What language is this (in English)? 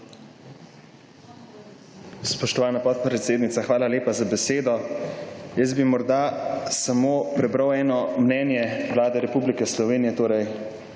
Slovenian